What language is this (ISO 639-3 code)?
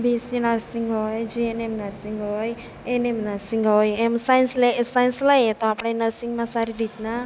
guj